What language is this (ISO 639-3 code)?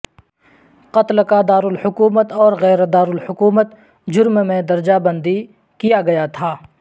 urd